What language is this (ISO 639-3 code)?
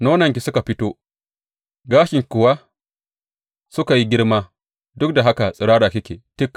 hau